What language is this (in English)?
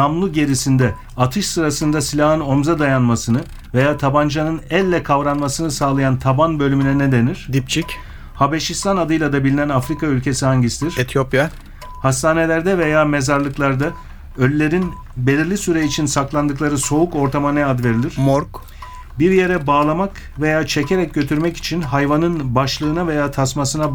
Turkish